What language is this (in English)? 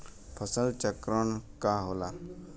Bhojpuri